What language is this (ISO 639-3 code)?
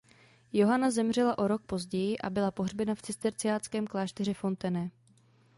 ces